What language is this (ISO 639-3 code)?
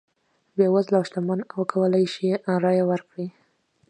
pus